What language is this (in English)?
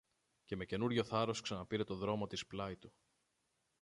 Greek